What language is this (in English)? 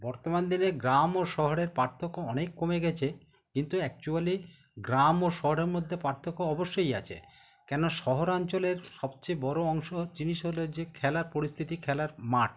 Bangla